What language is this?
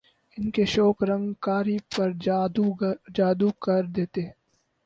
Urdu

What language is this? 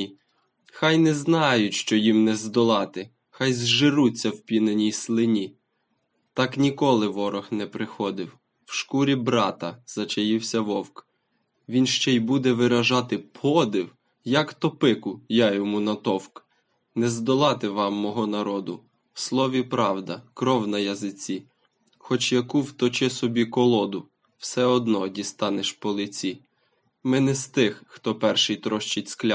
Ukrainian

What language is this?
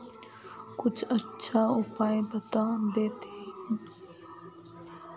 Magahi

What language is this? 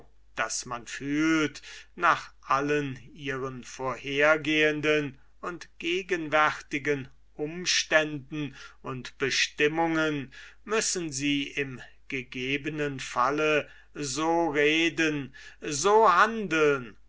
German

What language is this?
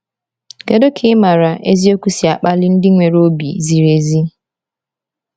Igbo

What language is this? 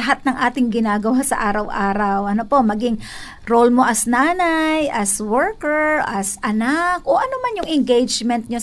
Filipino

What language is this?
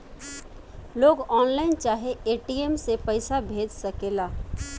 Bhojpuri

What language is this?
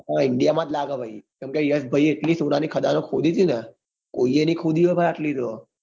Gujarati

